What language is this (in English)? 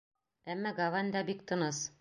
Bashkir